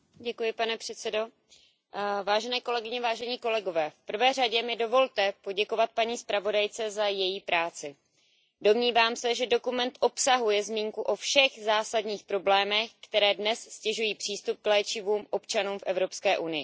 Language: Czech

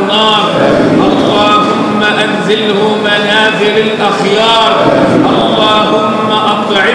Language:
Arabic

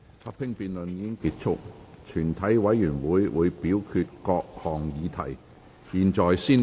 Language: Cantonese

